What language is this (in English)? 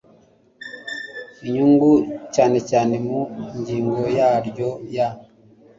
Kinyarwanda